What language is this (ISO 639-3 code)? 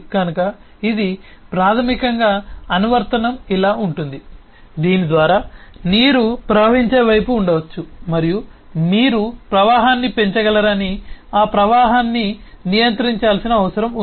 tel